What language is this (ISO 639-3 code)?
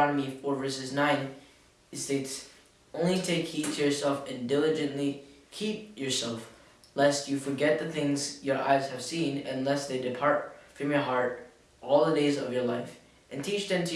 eng